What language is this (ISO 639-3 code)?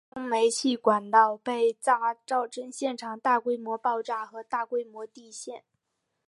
zho